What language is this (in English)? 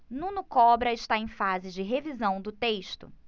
Portuguese